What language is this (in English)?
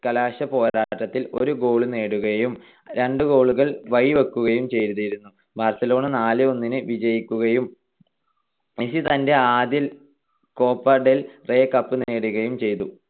Malayalam